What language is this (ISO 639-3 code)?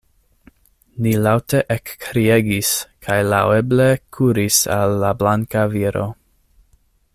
epo